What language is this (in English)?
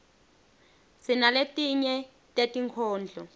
Swati